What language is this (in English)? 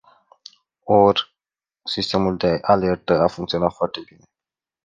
Romanian